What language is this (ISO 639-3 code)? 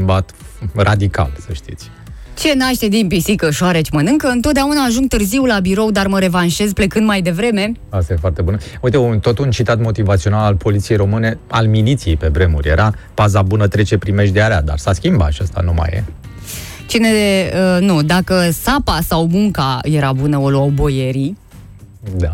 ron